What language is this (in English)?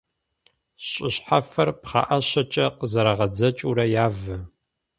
Kabardian